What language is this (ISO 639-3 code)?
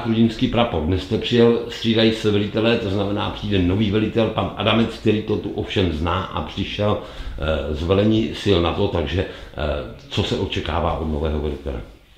ces